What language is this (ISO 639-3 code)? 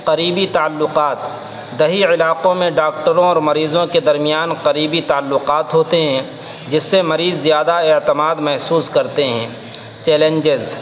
urd